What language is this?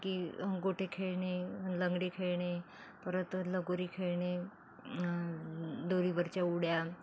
Marathi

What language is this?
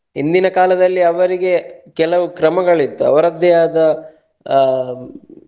Kannada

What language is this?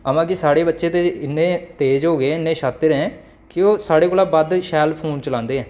Dogri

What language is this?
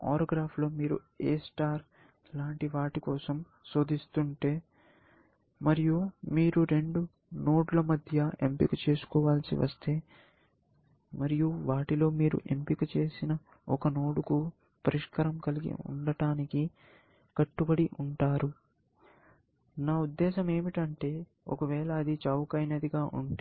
Telugu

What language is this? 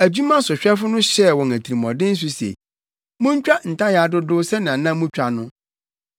Akan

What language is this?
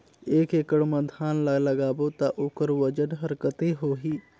Chhattisgarhi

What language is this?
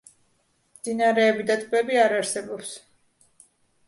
Georgian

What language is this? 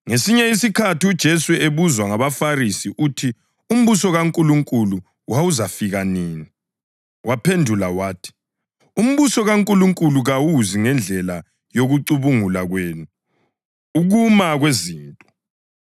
North Ndebele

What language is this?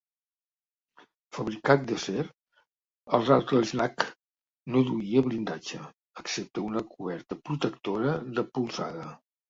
Catalan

